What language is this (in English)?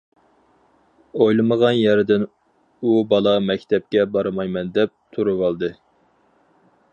Uyghur